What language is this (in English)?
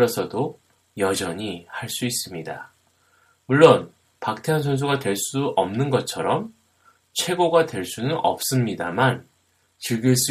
Korean